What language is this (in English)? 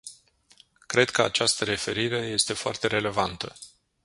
Romanian